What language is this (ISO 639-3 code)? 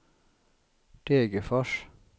swe